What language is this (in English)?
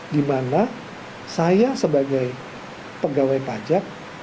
Indonesian